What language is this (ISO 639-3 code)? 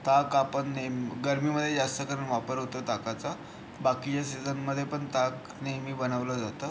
mar